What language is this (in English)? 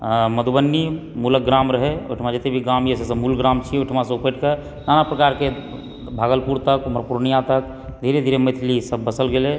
Maithili